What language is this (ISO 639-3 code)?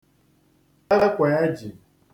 ibo